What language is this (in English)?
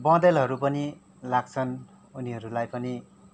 Nepali